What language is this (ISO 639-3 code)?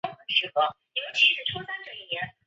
zho